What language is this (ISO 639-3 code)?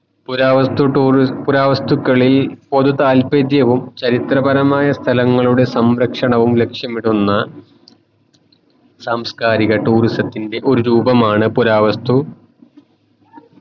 mal